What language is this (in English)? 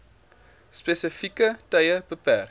Afrikaans